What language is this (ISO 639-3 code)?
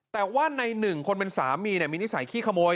tha